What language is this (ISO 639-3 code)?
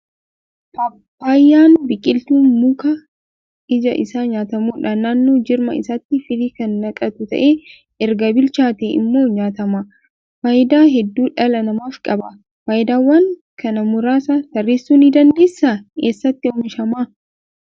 orm